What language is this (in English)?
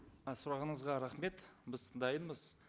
Kazakh